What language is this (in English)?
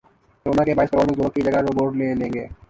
Urdu